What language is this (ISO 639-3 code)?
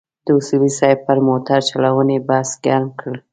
pus